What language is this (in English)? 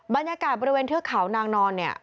Thai